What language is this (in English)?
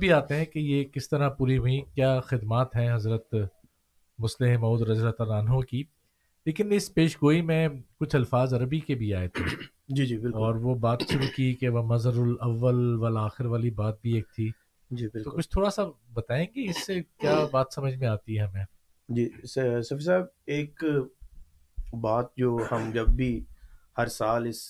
Urdu